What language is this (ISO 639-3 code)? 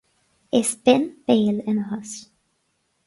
gle